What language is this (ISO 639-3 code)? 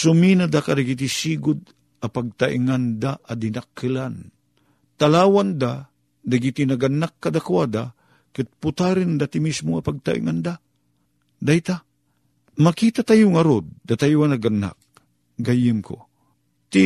fil